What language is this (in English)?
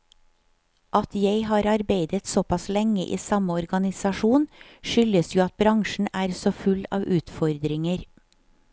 Norwegian